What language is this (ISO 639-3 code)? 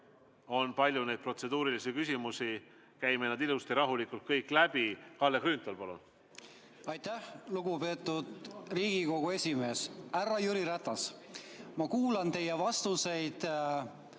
est